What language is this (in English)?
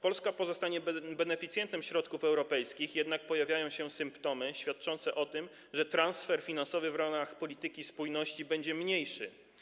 Polish